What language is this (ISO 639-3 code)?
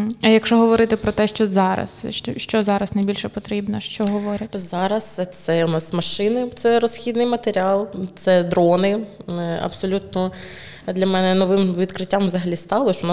ukr